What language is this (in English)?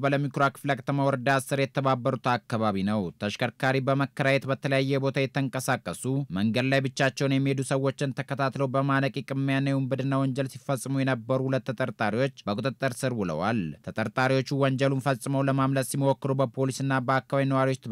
Arabic